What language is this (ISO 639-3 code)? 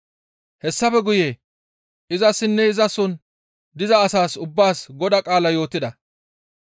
gmv